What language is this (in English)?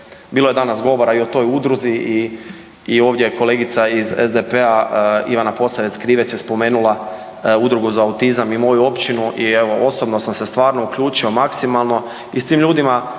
Croatian